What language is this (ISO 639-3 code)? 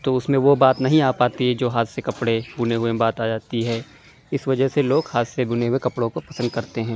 urd